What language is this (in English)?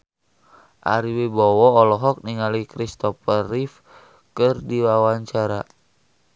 Sundanese